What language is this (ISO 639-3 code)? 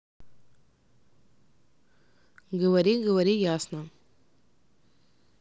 rus